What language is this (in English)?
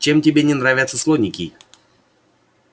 Russian